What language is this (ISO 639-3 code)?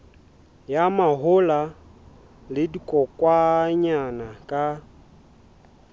sot